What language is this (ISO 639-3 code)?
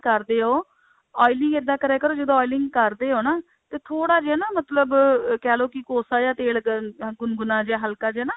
pan